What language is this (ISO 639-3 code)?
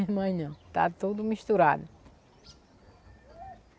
por